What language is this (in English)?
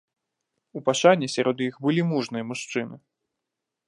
Belarusian